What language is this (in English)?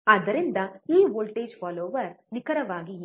Kannada